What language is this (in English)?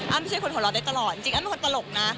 Thai